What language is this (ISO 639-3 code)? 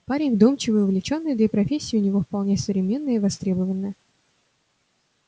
rus